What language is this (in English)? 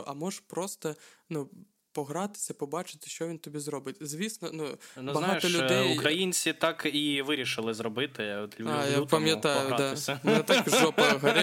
Ukrainian